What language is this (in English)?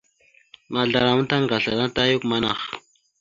Mada (Cameroon)